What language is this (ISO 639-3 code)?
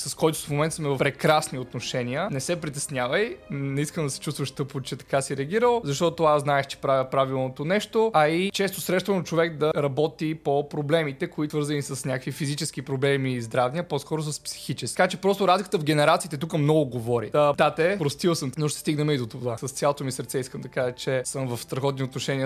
bul